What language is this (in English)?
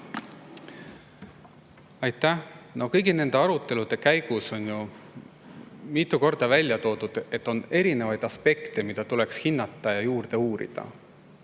Estonian